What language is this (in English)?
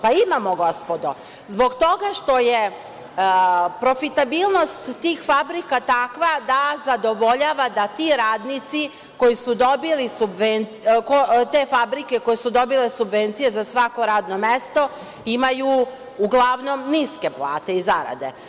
Serbian